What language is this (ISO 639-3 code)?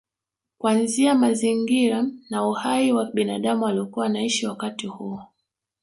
swa